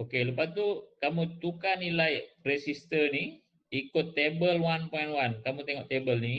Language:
Malay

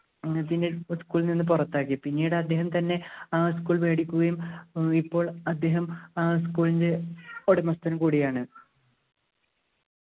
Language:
Malayalam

